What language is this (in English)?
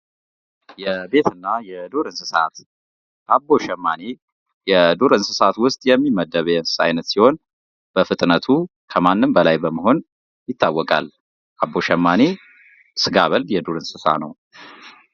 Amharic